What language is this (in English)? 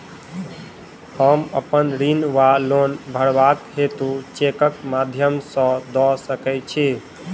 Maithili